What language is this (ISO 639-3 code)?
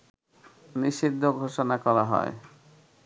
ben